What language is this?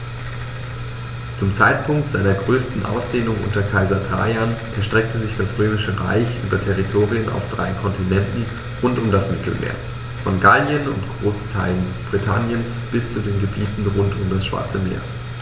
German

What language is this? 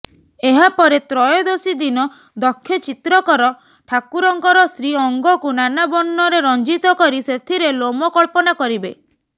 Odia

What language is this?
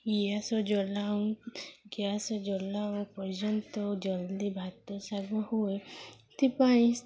Odia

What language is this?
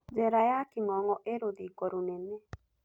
Kikuyu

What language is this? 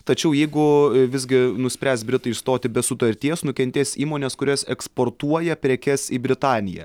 Lithuanian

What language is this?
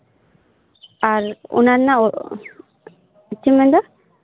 Santali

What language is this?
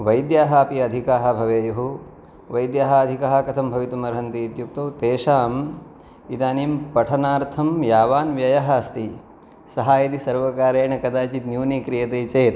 Sanskrit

